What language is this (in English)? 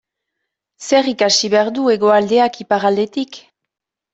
Basque